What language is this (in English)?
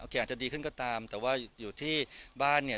Thai